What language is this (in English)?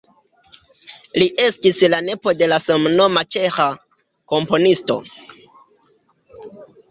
Esperanto